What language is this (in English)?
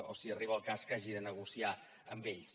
Catalan